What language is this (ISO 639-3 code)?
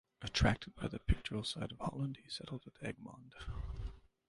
eng